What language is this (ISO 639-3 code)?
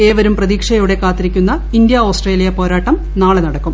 mal